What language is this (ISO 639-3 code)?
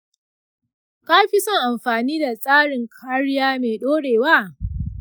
hau